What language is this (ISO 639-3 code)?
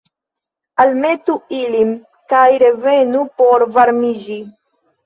epo